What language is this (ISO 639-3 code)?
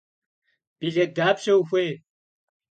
kbd